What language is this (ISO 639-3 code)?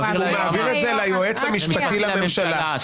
heb